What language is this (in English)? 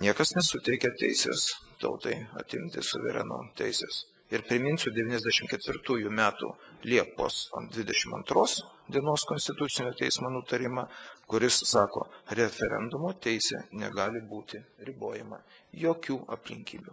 Lithuanian